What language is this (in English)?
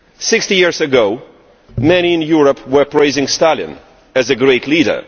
English